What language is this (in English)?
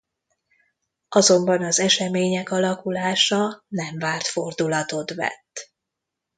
Hungarian